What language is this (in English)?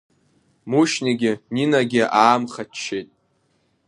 Abkhazian